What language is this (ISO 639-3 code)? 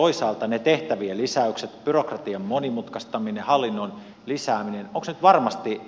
fin